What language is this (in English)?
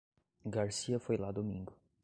Portuguese